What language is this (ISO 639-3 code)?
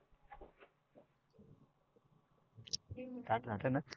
mar